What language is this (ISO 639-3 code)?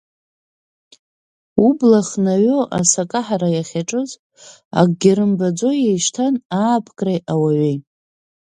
abk